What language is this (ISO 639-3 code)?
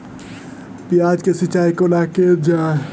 mai